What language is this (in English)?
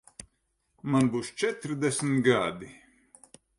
Latvian